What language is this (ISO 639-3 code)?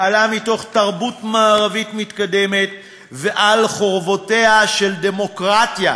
heb